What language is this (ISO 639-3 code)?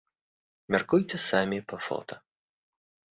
bel